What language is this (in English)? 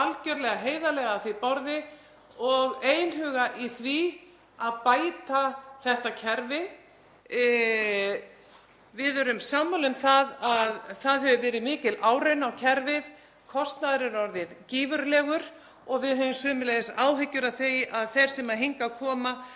Icelandic